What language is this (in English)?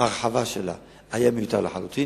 Hebrew